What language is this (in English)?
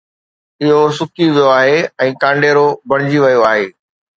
Sindhi